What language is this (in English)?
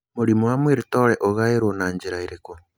Kikuyu